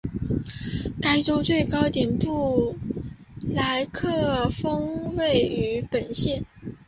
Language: Chinese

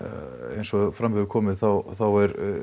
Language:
Icelandic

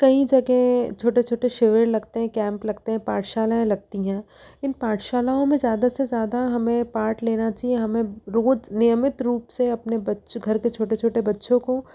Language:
Hindi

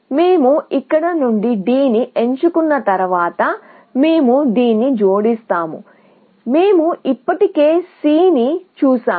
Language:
Telugu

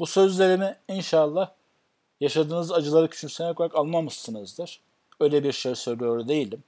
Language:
Turkish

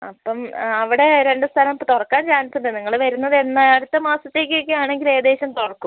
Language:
Malayalam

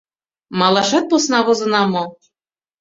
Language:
Mari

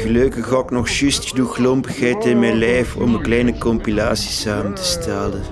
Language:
Dutch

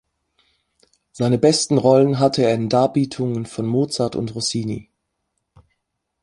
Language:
German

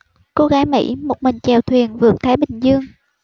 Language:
Vietnamese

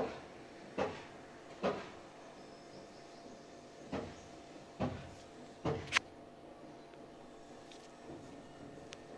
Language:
Marathi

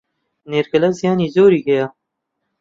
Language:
Central Kurdish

